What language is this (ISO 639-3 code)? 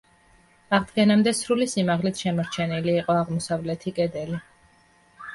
kat